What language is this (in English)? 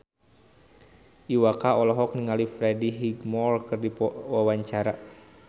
Sundanese